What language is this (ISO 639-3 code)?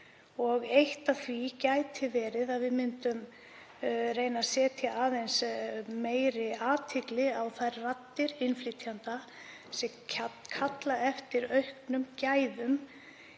isl